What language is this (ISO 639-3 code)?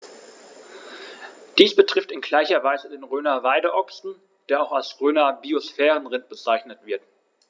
deu